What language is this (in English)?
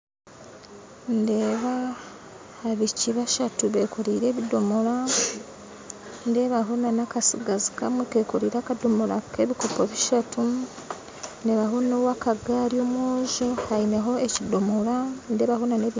Nyankole